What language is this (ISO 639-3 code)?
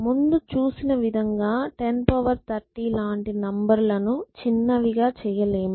tel